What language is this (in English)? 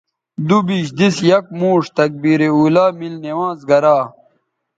Bateri